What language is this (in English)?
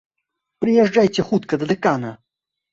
Belarusian